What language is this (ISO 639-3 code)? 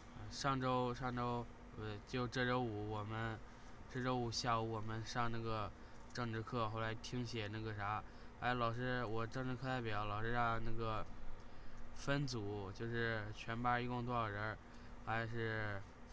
zho